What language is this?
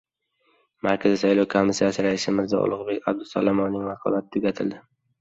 Uzbek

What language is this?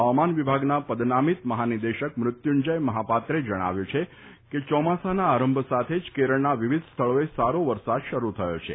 Gujarati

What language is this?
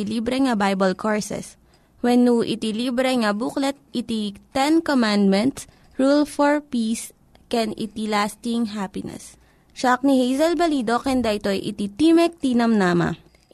Filipino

